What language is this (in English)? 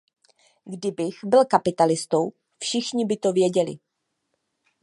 Czech